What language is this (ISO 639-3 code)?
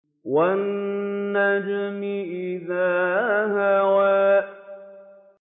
ara